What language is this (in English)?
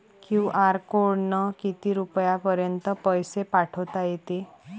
Marathi